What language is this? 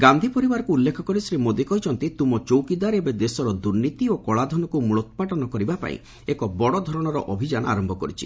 Odia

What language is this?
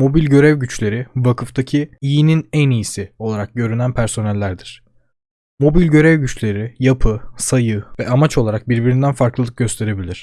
Turkish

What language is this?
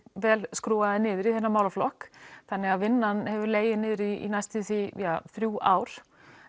Icelandic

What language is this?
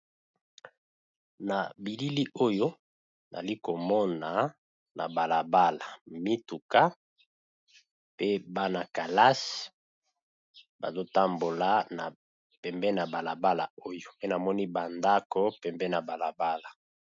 Lingala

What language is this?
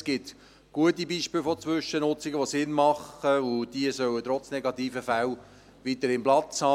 Swiss German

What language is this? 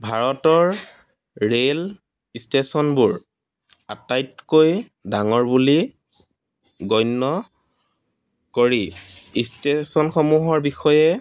Assamese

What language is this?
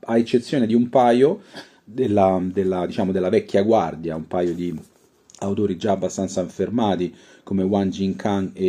Italian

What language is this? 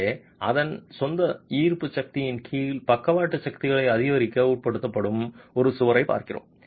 Tamil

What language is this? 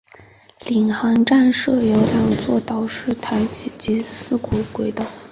Chinese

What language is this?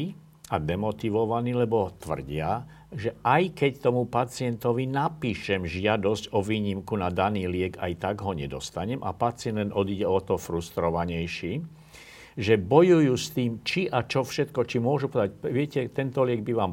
Slovak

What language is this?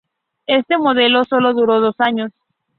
Spanish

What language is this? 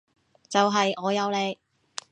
Cantonese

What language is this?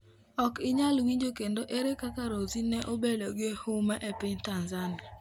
Luo (Kenya and Tanzania)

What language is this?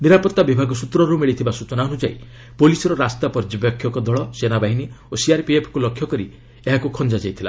Odia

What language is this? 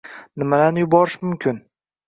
Uzbek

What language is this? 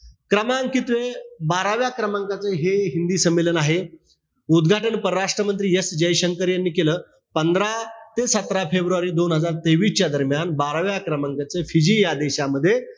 Marathi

